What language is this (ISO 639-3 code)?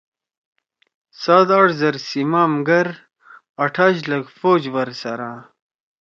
trw